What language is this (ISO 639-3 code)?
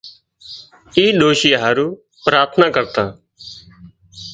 kxp